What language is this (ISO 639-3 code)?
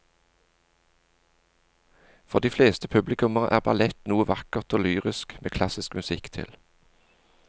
nor